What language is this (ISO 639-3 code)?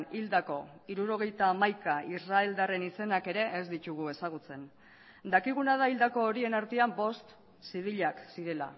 eus